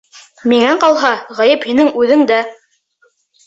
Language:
Bashkir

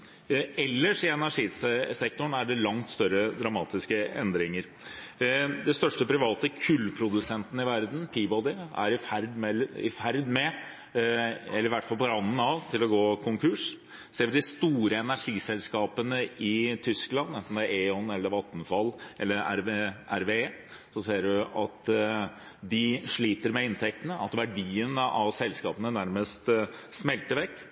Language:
Norwegian Bokmål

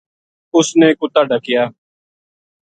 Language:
Gujari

